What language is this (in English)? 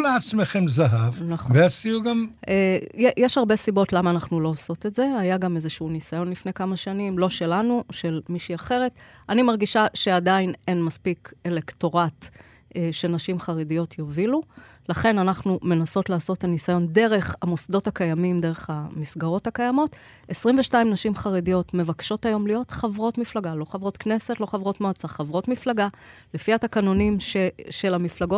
Hebrew